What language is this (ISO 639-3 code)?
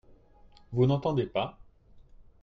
fra